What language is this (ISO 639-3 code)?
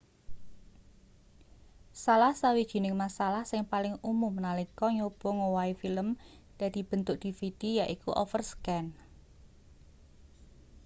jav